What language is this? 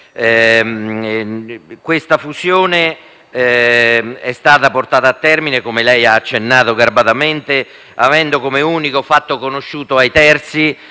Italian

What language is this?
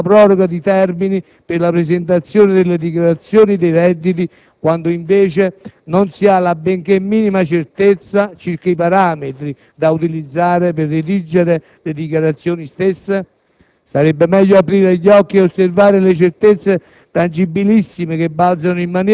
Italian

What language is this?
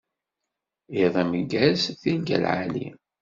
Kabyle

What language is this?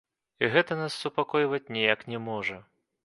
Belarusian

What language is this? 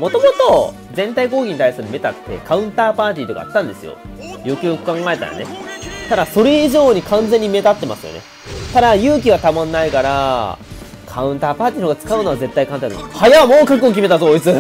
Japanese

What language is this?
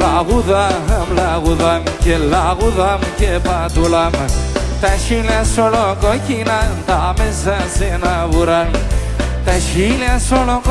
Greek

